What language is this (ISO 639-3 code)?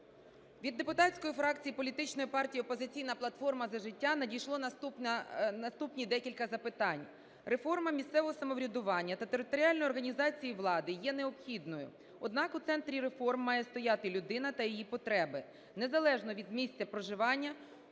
ukr